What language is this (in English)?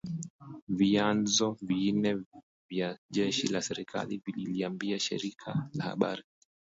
Swahili